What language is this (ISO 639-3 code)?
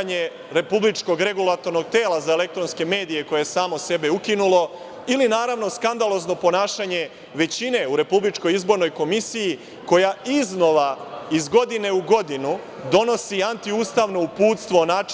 srp